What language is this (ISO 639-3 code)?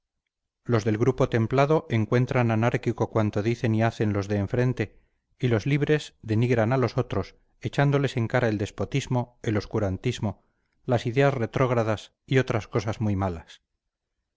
spa